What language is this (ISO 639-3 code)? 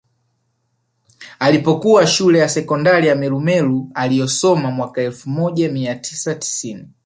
swa